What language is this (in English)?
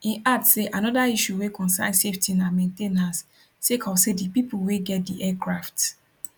Nigerian Pidgin